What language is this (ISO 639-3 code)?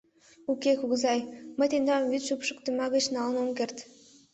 chm